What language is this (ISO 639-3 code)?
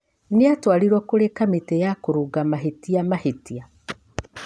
kik